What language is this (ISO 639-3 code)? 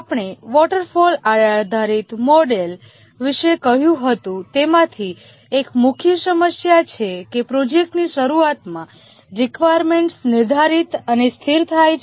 guj